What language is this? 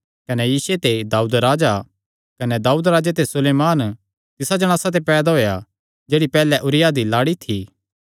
Kangri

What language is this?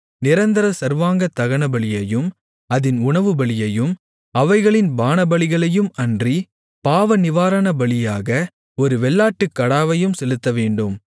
Tamil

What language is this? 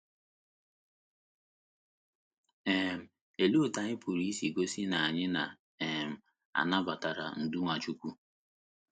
Igbo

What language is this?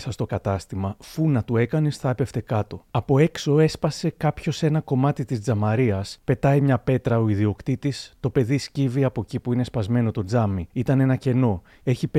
Greek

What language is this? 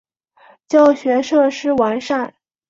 Chinese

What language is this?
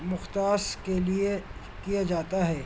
Urdu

